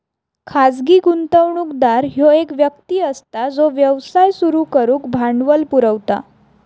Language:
Marathi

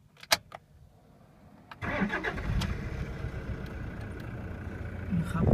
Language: Thai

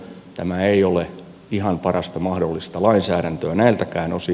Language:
Finnish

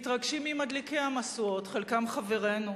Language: Hebrew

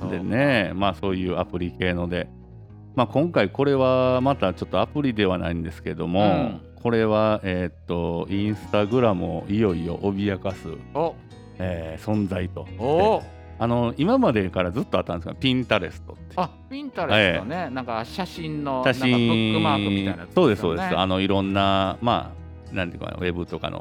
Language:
Japanese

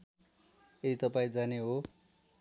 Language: Nepali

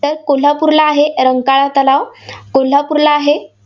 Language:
Marathi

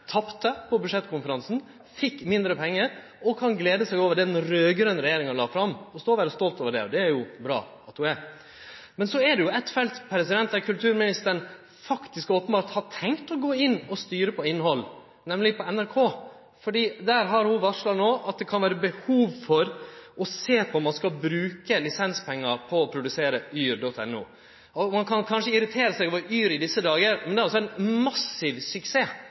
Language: Norwegian Nynorsk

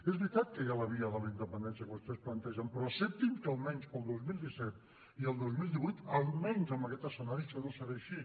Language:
Catalan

